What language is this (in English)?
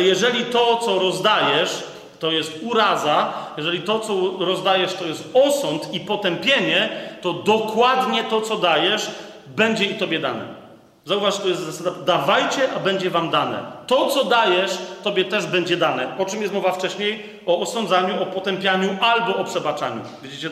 Polish